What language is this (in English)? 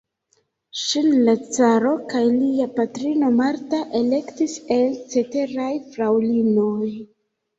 Esperanto